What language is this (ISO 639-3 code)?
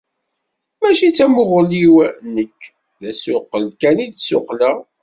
kab